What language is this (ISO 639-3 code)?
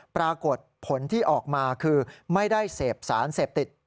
tha